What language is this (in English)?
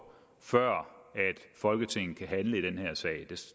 Danish